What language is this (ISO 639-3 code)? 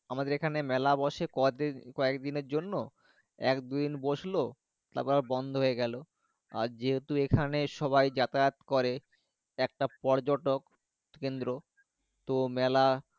ben